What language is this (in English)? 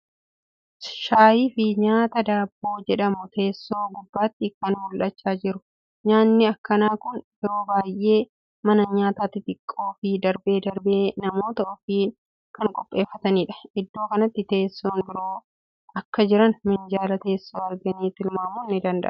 Oromo